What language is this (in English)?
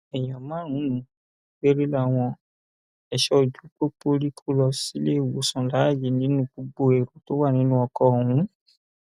Yoruba